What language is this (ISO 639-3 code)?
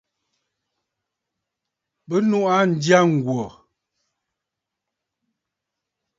bfd